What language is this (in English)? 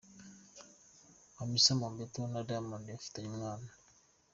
Kinyarwanda